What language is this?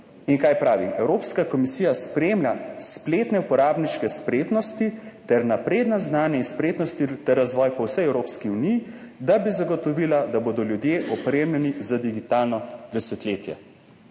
Slovenian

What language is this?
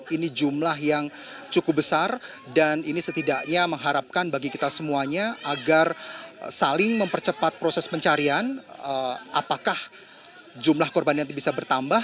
Indonesian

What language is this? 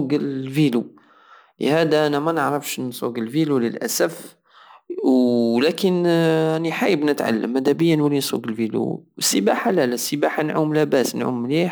Algerian Saharan Arabic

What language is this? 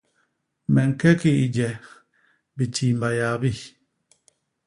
Basaa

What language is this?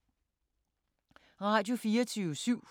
Danish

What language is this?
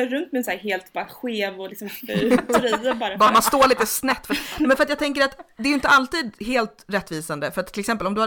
Swedish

